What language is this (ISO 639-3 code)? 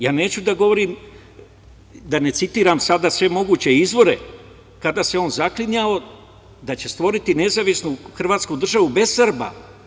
srp